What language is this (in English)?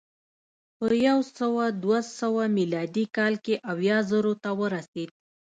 Pashto